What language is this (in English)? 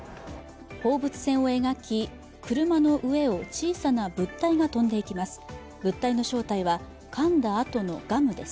Japanese